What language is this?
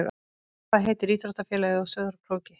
Icelandic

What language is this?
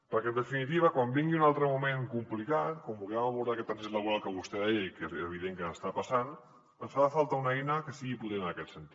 Catalan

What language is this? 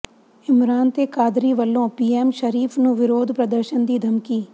Punjabi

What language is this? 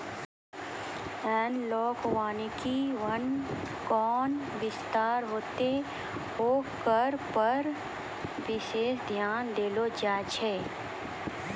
Maithili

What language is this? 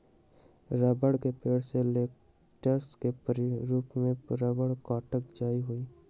Magahi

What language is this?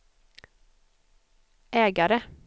Swedish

